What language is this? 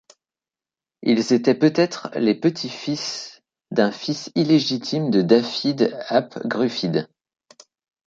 French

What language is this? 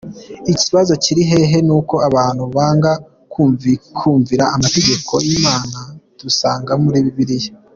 Kinyarwanda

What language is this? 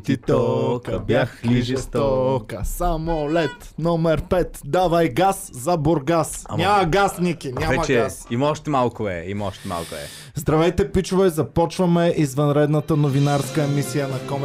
Bulgarian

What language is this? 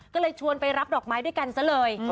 Thai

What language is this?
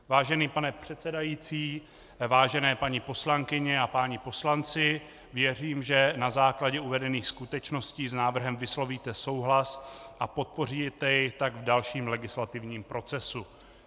Czech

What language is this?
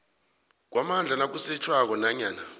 South Ndebele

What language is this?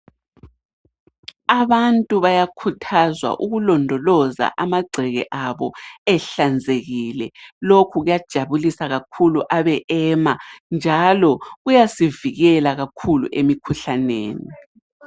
North Ndebele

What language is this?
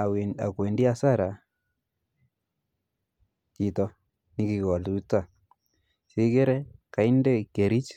Kalenjin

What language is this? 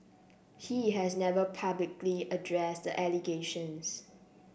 English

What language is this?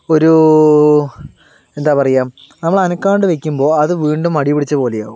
Malayalam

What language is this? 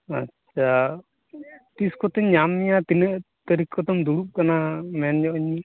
Santali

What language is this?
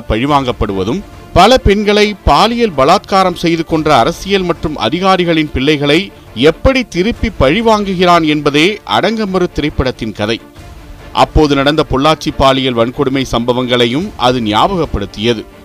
Tamil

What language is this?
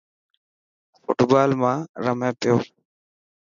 Dhatki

